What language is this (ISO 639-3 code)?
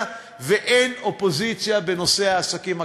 heb